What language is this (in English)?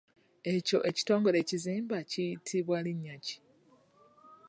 Ganda